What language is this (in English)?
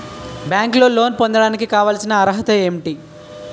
Telugu